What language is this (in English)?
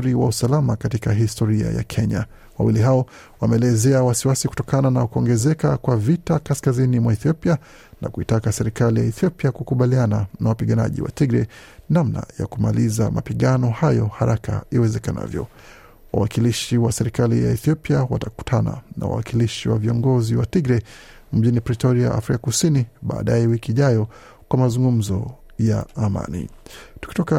Swahili